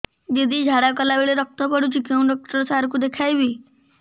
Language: Odia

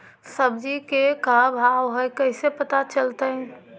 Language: Magahi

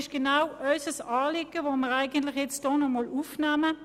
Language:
Swiss German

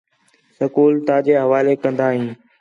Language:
Khetrani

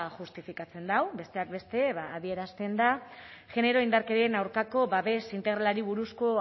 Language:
Basque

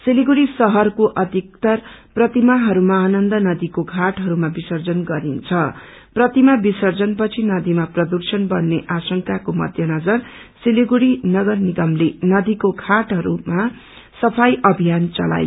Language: Nepali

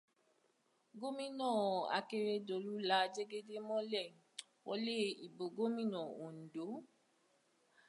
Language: Yoruba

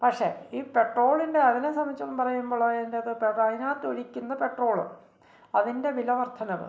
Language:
Malayalam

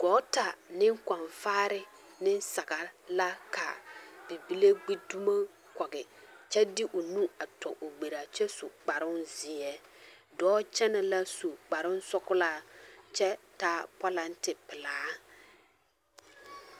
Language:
Southern Dagaare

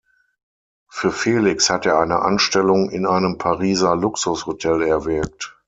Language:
German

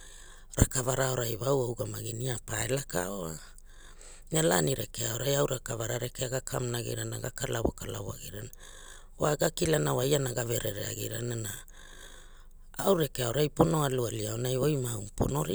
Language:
Hula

